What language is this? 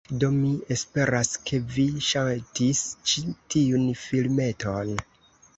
Esperanto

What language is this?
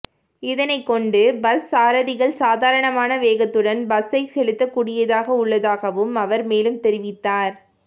Tamil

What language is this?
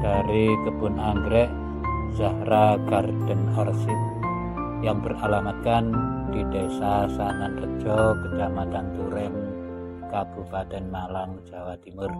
Indonesian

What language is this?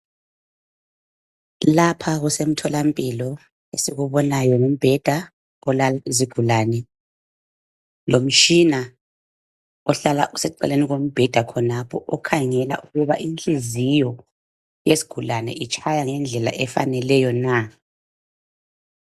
North Ndebele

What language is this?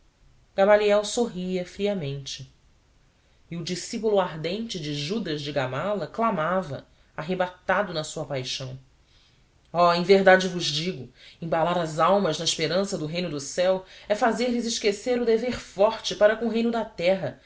Portuguese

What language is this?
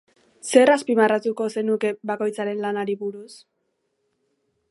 Basque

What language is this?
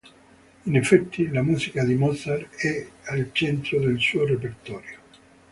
Italian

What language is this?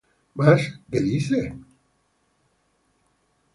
Spanish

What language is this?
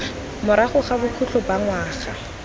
Tswana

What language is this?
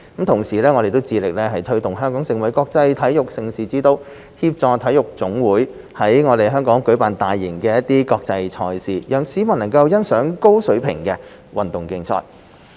Cantonese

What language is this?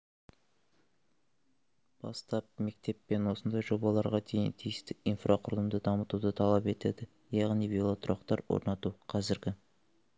Kazakh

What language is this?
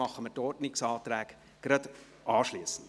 Swiss German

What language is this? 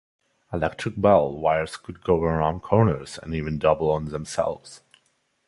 English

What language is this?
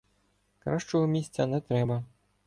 Ukrainian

